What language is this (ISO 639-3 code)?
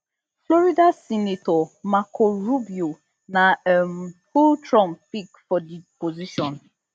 pcm